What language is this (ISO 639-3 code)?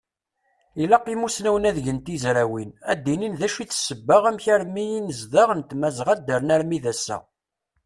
kab